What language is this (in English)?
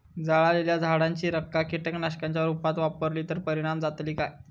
Marathi